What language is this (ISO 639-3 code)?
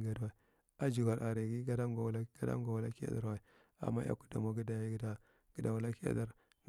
mrt